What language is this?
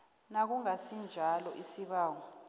South Ndebele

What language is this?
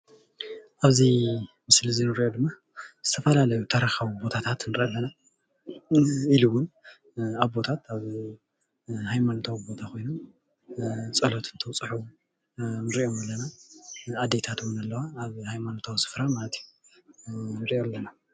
Tigrinya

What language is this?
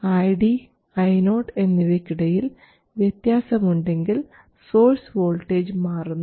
Malayalam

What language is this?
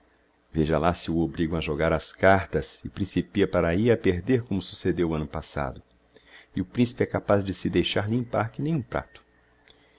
Portuguese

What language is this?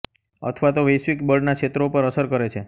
Gujarati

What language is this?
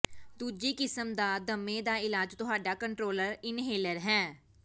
Punjabi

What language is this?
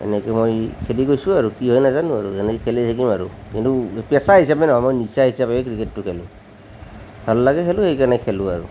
Assamese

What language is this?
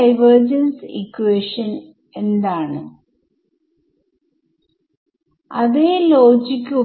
Malayalam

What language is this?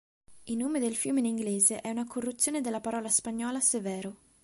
Italian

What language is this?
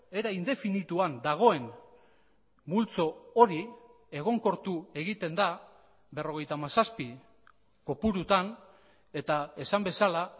Basque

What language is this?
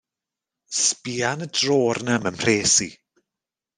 Welsh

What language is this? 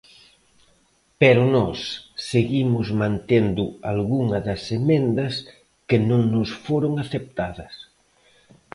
Galician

